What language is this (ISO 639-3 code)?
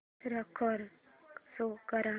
mar